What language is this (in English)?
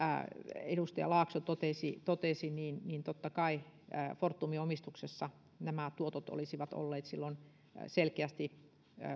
Finnish